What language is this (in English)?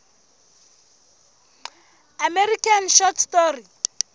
Southern Sotho